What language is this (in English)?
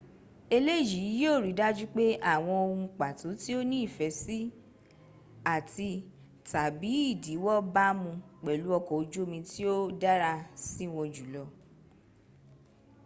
Yoruba